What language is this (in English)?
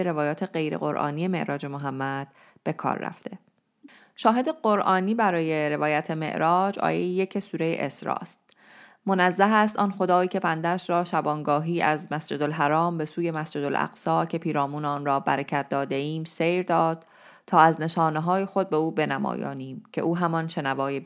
Persian